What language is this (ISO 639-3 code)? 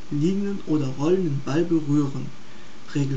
deu